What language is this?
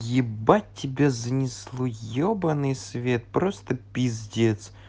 Russian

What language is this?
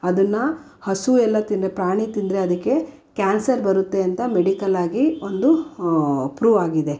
Kannada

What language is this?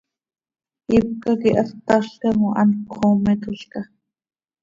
Seri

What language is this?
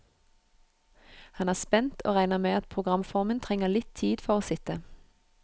Norwegian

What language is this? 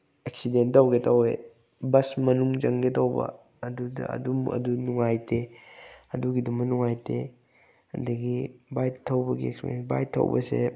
Manipuri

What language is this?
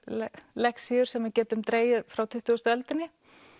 Icelandic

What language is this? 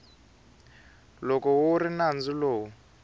Tsonga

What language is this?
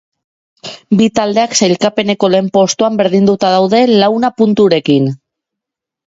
Basque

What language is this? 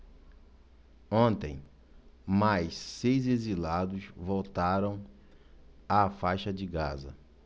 Portuguese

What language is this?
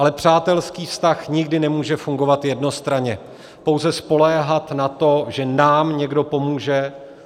Czech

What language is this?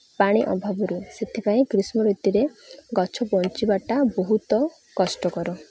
Odia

